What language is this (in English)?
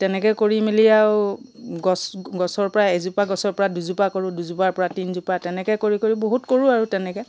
Assamese